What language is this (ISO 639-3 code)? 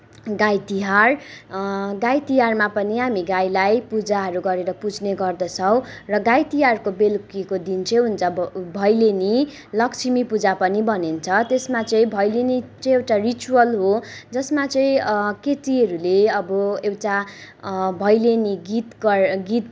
nep